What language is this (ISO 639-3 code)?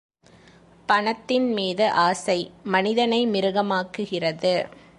tam